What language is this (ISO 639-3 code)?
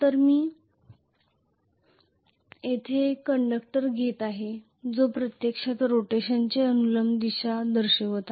mar